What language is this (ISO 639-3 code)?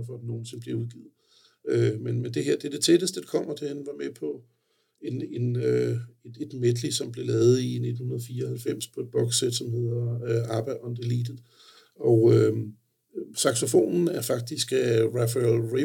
dan